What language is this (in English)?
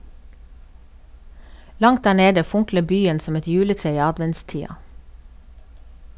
Norwegian